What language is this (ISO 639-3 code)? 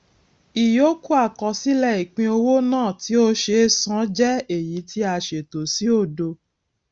yor